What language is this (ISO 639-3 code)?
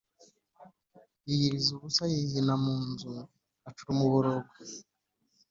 kin